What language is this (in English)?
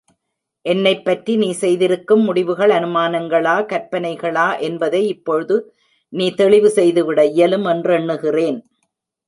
Tamil